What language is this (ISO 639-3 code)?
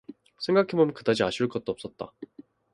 kor